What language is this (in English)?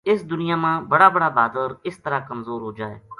Gujari